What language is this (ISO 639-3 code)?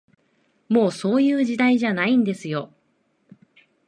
jpn